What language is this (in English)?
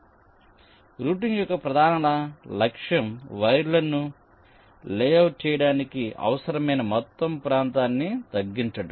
Telugu